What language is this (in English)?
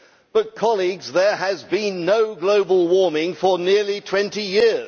English